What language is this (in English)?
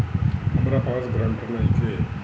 Bhojpuri